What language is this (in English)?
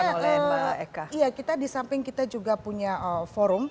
Indonesian